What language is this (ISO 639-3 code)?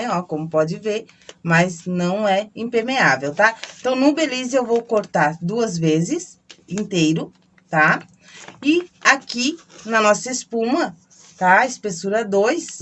por